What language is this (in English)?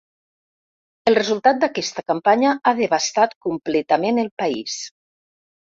Catalan